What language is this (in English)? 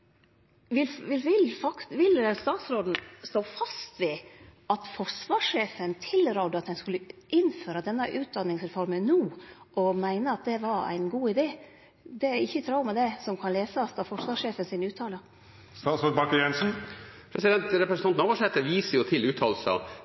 Norwegian Nynorsk